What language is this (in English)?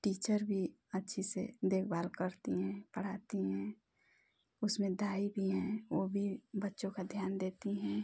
Hindi